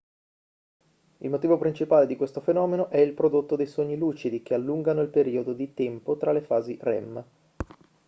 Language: Italian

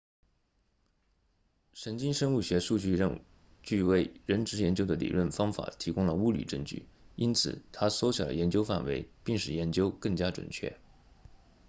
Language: Chinese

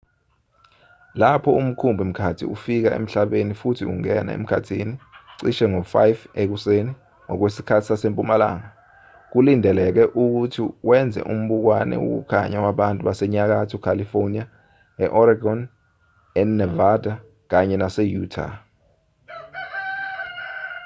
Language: Zulu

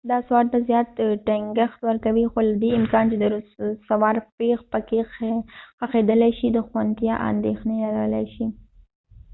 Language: Pashto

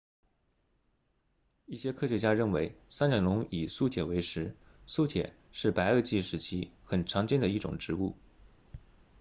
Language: Chinese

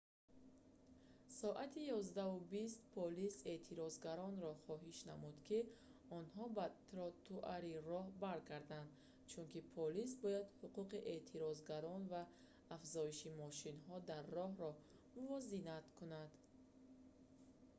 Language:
Tajik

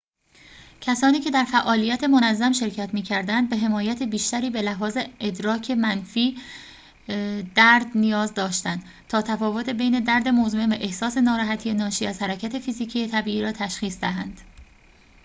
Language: Persian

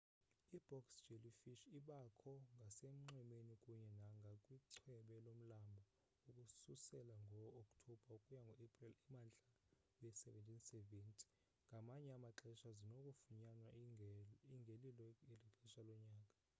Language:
Xhosa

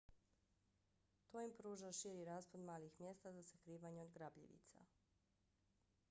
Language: Bosnian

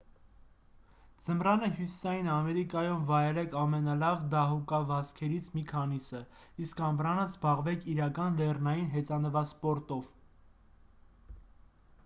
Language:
Armenian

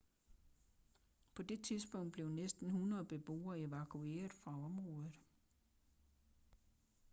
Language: Danish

